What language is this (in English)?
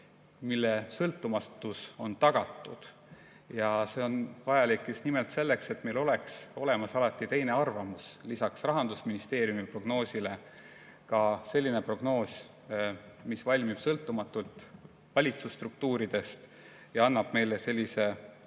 Estonian